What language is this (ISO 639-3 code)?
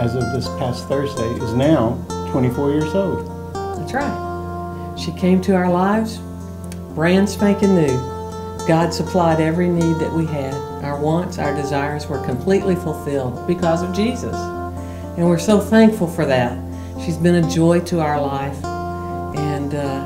eng